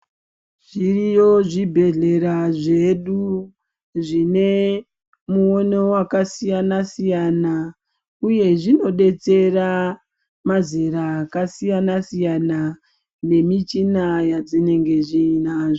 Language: Ndau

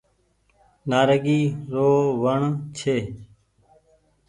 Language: Goaria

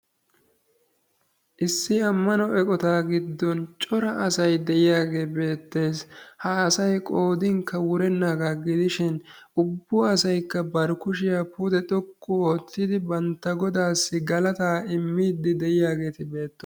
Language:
Wolaytta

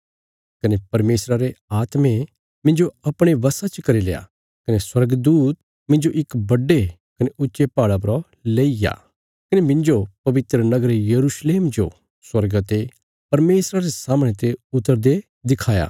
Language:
Bilaspuri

